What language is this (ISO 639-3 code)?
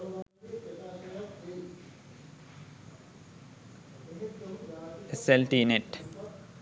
sin